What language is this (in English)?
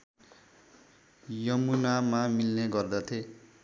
Nepali